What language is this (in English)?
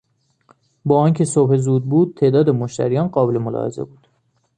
Persian